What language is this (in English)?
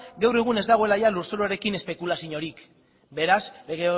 Basque